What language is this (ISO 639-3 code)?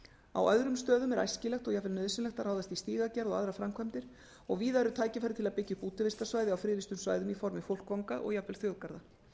isl